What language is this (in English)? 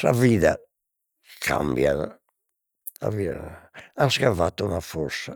Sardinian